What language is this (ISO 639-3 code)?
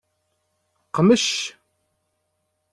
kab